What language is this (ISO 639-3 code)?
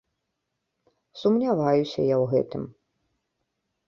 bel